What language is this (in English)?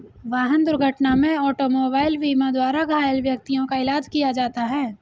Hindi